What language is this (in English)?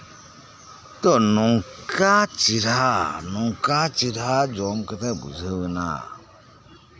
Santali